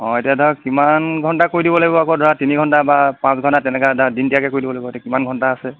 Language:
Assamese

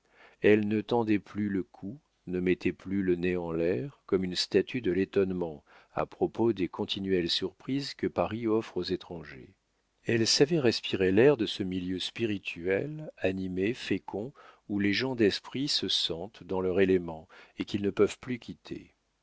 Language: French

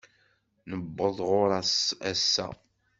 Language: Kabyle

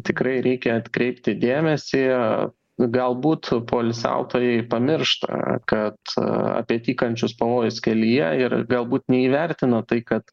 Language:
Lithuanian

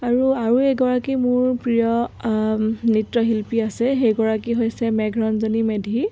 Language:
Assamese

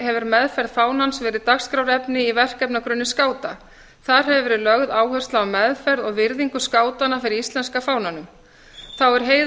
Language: Icelandic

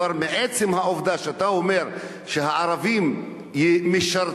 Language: Hebrew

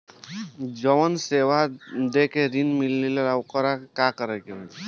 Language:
Bhojpuri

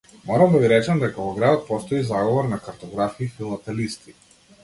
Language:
Macedonian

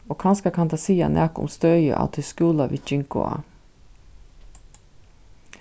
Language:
Faroese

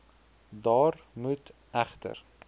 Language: Afrikaans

